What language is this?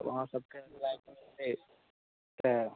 Maithili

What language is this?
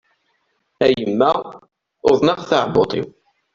Kabyle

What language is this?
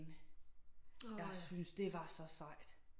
Danish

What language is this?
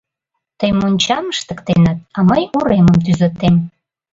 Mari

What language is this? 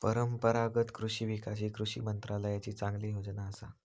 Marathi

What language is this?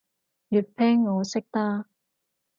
Cantonese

